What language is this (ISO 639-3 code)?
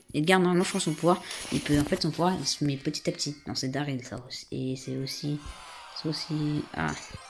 fra